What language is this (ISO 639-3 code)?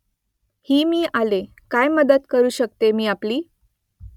mar